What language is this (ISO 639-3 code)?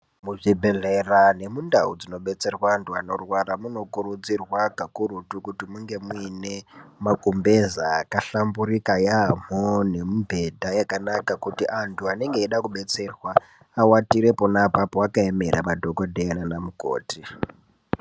ndc